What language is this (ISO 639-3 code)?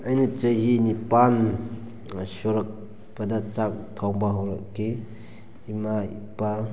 mni